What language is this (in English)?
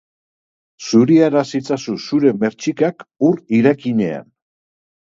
Basque